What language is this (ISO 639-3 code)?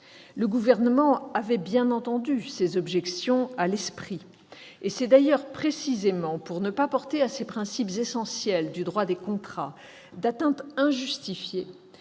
fra